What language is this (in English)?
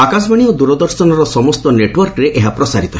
Odia